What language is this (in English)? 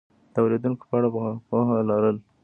Pashto